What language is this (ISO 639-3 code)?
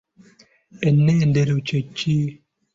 lug